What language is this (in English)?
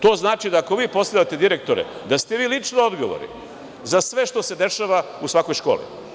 Serbian